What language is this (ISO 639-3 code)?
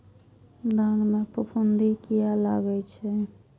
mai